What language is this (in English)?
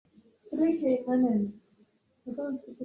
Swahili